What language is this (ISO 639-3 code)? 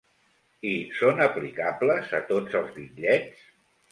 cat